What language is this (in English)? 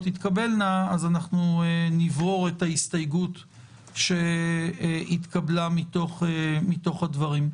Hebrew